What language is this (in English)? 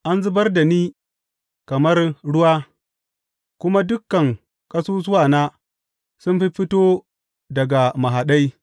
Hausa